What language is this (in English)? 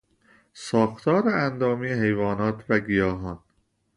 Persian